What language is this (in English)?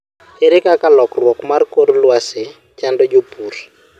Luo (Kenya and Tanzania)